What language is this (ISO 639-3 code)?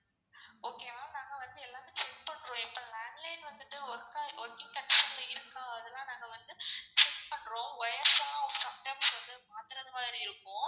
tam